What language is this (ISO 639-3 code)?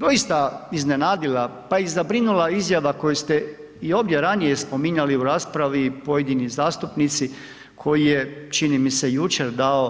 hrv